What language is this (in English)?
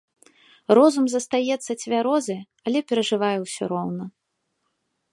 Belarusian